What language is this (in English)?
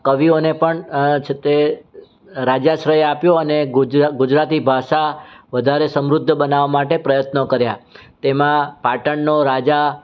Gujarati